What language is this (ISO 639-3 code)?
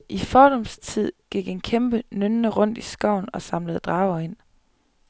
dan